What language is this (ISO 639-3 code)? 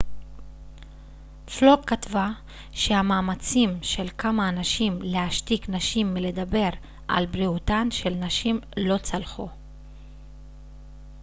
heb